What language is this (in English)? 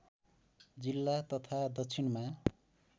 Nepali